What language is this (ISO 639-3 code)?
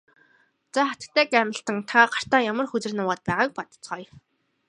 mon